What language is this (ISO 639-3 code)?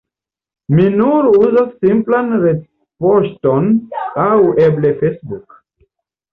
epo